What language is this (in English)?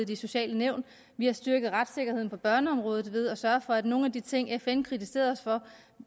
Danish